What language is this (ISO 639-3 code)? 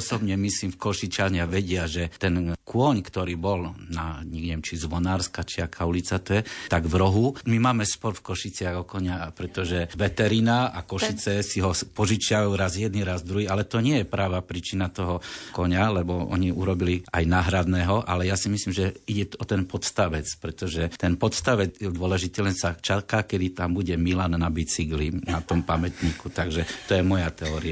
slk